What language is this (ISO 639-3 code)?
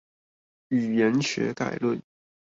zho